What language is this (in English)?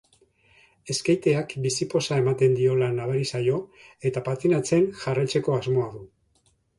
Basque